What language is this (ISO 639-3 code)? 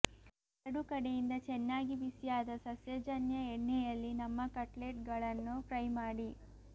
kan